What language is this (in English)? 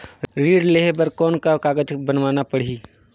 Chhattisgarhi